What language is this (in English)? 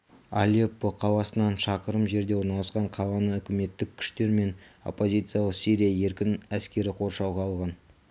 Kazakh